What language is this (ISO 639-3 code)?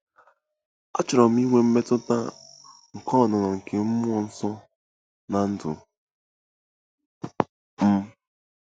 ibo